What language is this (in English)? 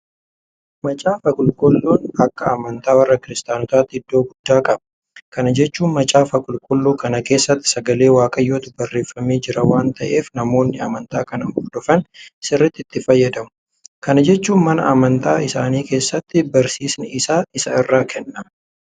Oromo